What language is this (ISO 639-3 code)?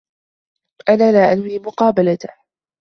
ara